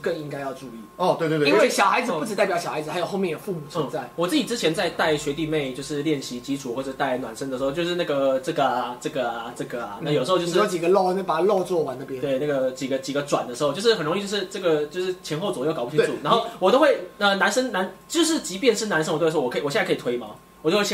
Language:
Chinese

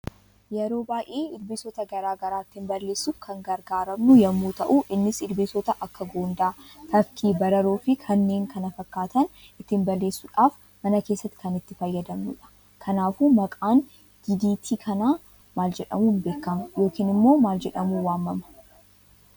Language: Oromo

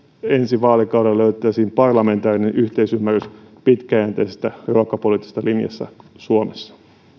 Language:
Finnish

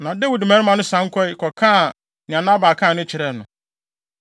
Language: Akan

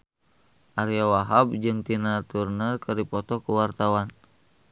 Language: Sundanese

